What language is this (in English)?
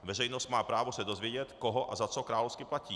Czech